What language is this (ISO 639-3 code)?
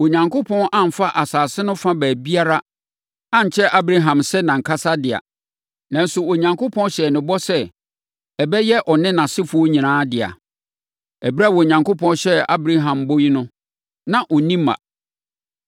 aka